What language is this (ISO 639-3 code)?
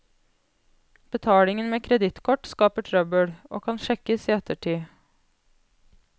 nor